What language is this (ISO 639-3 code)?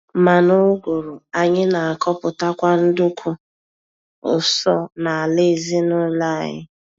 ibo